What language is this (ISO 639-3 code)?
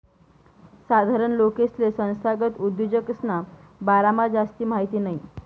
mar